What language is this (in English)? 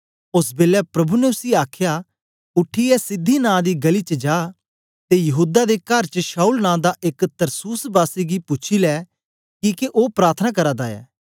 Dogri